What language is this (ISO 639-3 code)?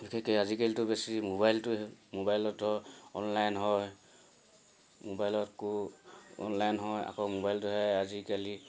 asm